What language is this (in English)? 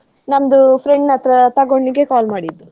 Kannada